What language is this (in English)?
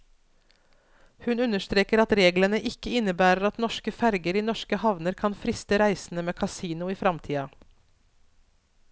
Norwegian